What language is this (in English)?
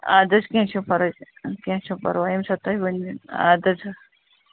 Kashmiri